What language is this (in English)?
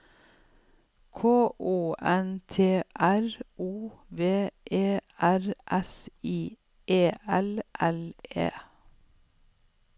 Norwegian